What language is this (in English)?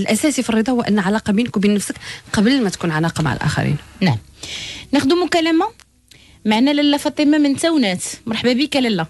Arabic